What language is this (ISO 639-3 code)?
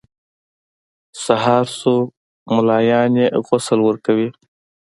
pus